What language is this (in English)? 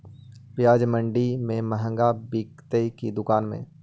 Magahi